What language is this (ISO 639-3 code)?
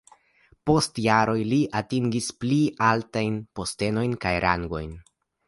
epo